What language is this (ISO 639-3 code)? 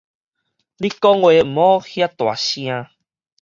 nan